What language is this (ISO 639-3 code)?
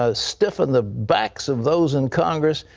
eng